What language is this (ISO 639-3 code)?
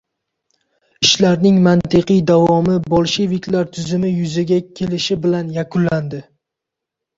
uzb